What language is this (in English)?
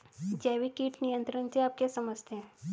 Hindi